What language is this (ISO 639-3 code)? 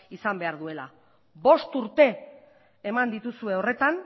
eus